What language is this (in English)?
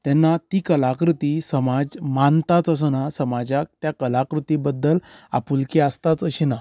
Konkani